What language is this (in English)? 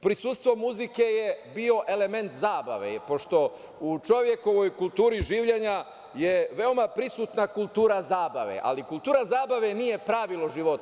Serbian